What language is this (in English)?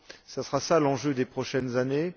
French